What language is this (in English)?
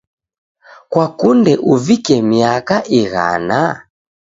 Taita